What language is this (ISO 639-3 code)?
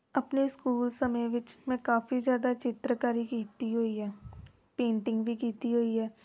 pan